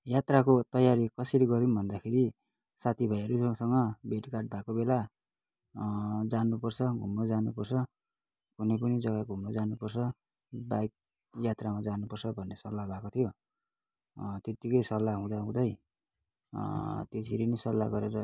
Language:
Nepali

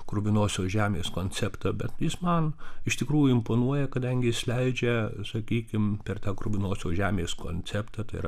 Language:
Lithuanian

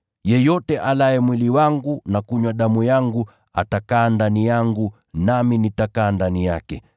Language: Swahili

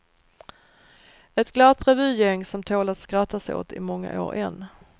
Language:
Swedish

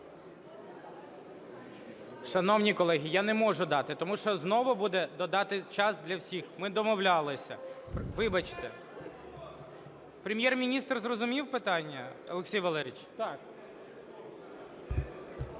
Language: Ukrainian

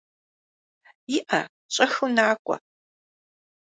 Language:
Kabardian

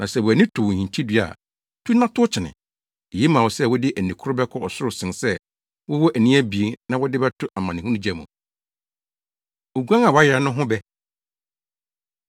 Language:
Akan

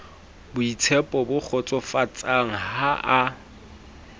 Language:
Southern Sotho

